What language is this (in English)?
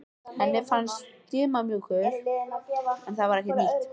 Icelandic